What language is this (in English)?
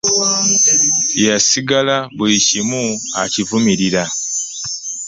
Ganda